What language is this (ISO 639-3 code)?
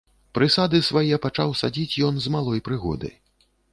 bel